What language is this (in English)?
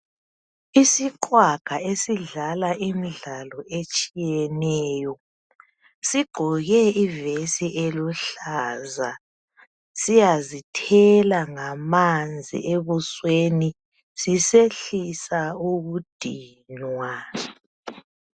North Ndebele